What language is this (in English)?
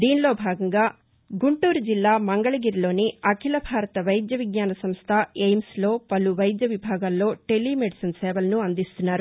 Telugu